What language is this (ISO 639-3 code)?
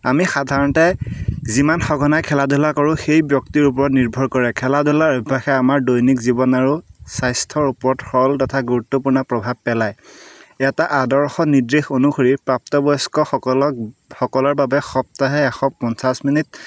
asm